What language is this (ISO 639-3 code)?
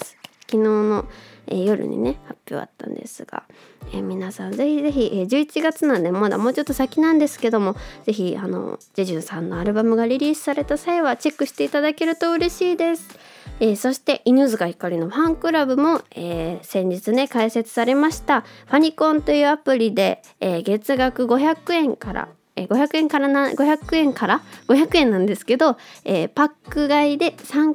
jpn